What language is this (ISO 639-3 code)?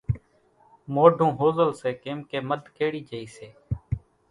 gjk